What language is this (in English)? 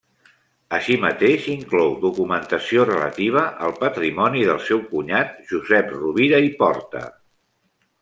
Catalan